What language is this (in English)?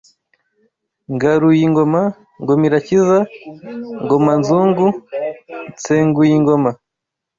Kinyarwanda